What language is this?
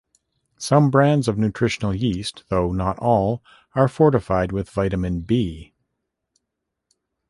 English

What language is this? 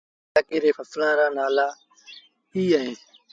Sindhi Bhil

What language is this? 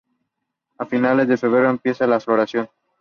Spanish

